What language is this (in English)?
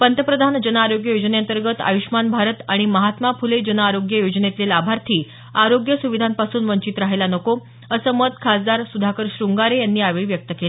Marathi